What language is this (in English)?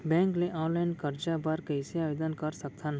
Chhattisgarhi